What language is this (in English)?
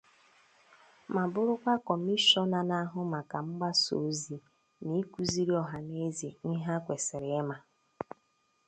Igbo